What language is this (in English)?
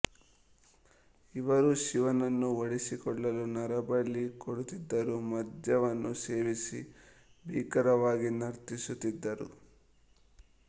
Kannada